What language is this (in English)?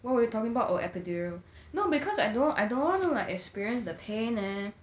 English